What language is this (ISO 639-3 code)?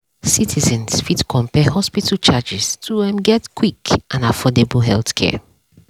pcm